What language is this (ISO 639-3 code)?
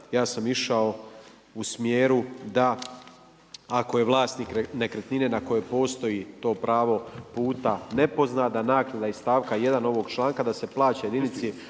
hrv